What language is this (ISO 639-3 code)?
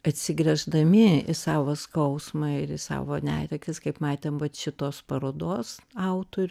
lit